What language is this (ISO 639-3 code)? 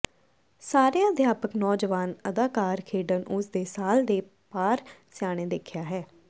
pan